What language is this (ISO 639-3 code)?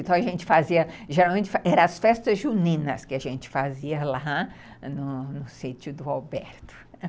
por